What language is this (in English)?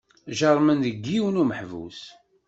Kabyle